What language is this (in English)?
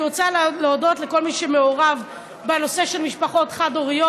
Hebrew